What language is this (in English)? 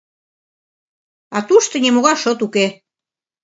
Mari